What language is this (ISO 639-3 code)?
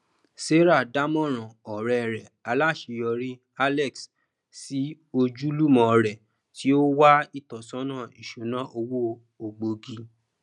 yor